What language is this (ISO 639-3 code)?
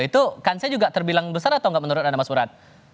ind